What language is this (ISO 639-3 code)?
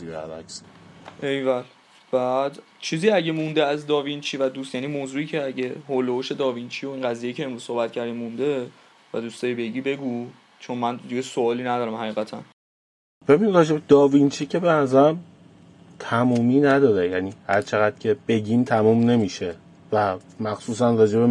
fas